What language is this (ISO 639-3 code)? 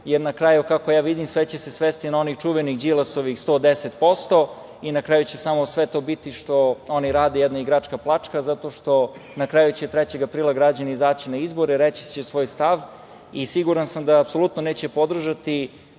srp